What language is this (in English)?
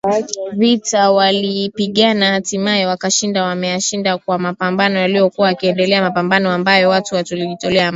Swahili